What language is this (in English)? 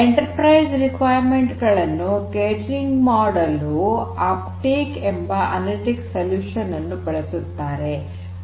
Kannada